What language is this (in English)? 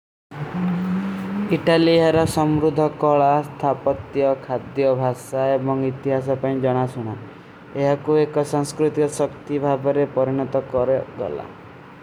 Kui (India)